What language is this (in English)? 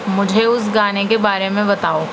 Urdu